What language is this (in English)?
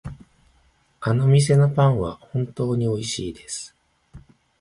Japanese